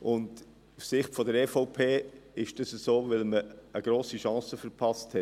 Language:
Swiss German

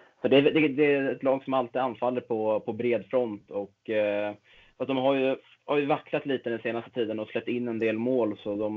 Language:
Swedish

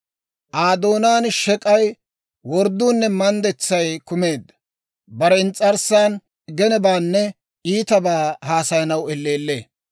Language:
Dawro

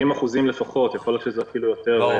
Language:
Hebrew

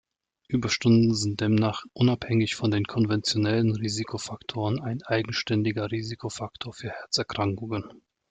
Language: German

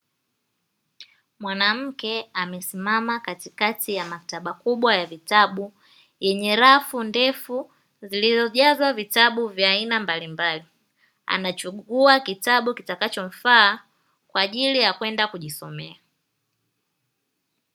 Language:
Swahili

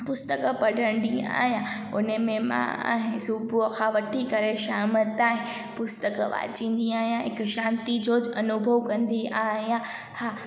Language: Sindhi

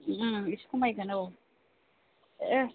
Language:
Bodo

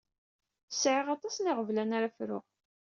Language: Kabyle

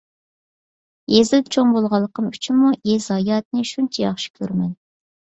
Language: Uyghur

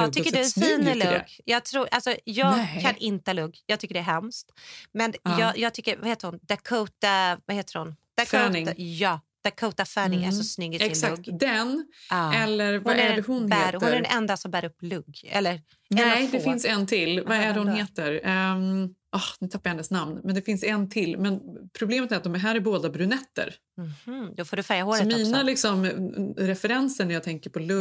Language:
Swedish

